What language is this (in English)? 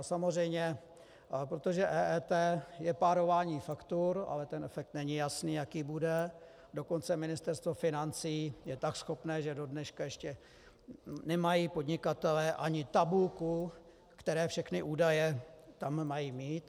Czech